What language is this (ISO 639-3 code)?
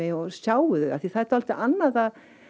isl